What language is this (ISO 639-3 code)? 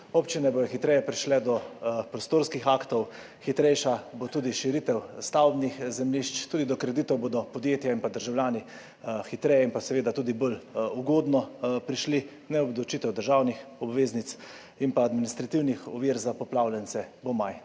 slv